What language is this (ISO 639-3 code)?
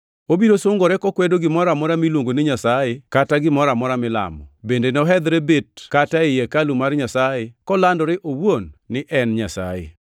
luo